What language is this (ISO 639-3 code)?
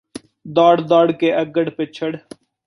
pan